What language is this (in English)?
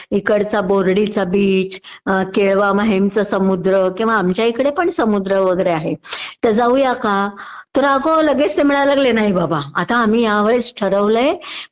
Marathi